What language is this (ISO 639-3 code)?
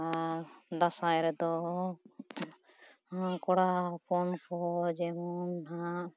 sat